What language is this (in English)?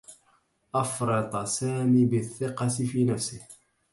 Arabic